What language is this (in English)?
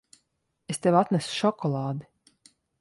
Latvian